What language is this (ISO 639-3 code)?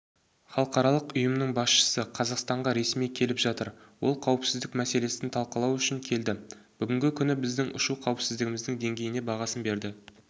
kaz